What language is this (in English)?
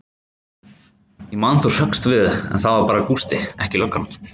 Icelandic